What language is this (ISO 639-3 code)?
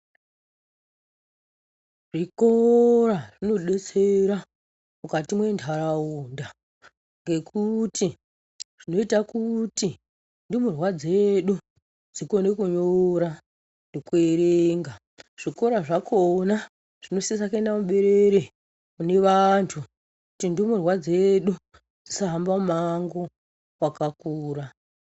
ndc